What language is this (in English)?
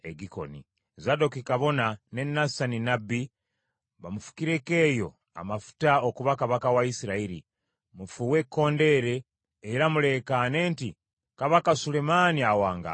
Ganda